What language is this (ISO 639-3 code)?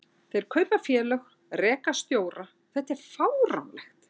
isl